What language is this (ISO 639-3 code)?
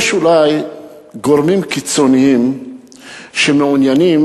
heb